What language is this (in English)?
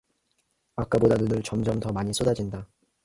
Korean